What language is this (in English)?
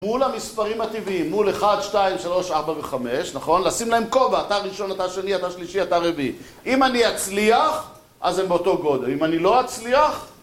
Hebrew